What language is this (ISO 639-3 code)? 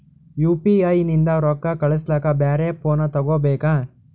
kan